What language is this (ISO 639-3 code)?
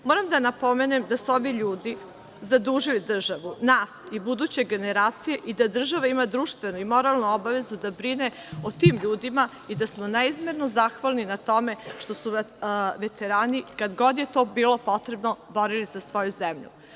srp